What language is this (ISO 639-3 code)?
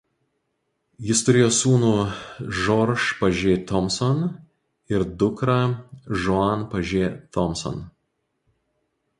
lit